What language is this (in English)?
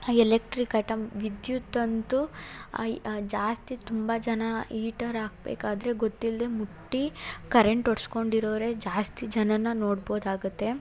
Kannada